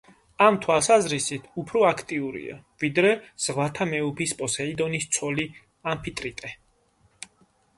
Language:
Georgian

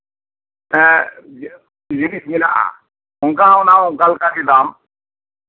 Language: Santali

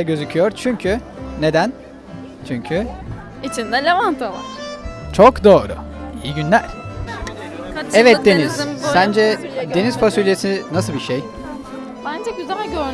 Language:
Turkish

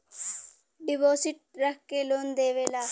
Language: Bhojpuri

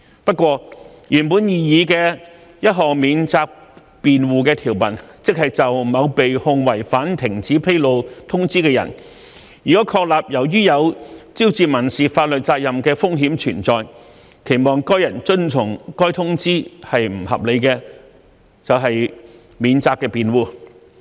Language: Cantonese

